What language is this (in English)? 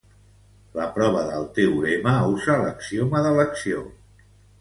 Catalan